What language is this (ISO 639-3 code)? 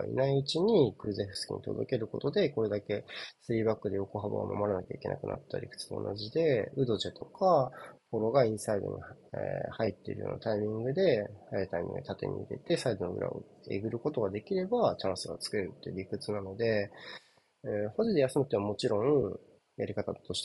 jpn